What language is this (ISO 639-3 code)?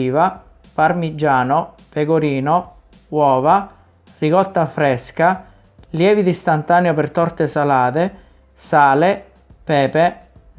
ita